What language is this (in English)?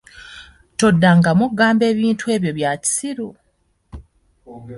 Ganda